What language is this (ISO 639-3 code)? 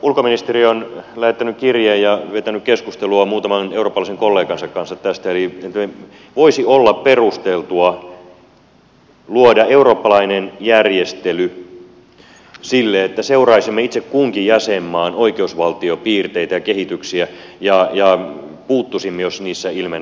fin